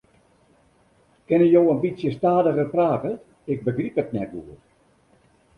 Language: Western Frisian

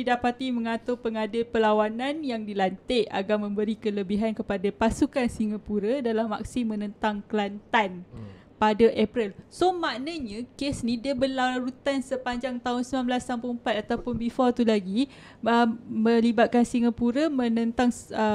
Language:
Malay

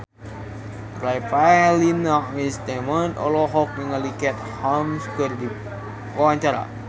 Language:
Sundanese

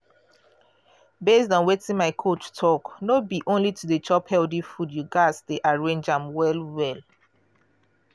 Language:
Nigerian Pidgin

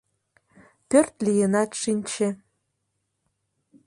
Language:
Mari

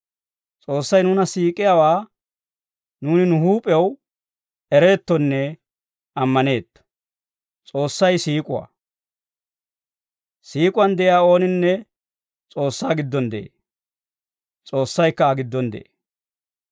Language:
Dawro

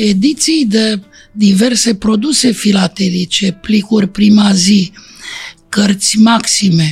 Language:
Romanian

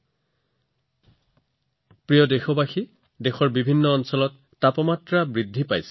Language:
Assamese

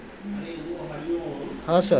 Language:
Maithili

